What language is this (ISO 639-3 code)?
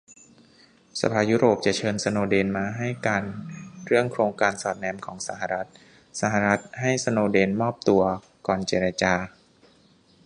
tha